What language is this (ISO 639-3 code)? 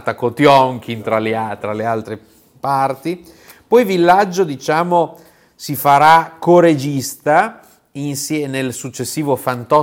ita